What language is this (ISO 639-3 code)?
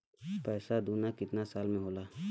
bho